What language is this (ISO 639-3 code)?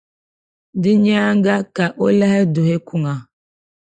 dag